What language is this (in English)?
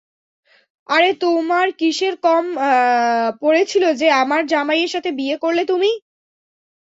Bangla